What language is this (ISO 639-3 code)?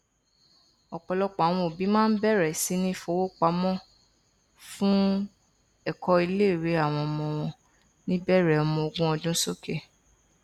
yor